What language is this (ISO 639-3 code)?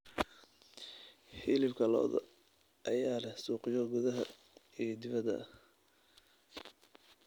som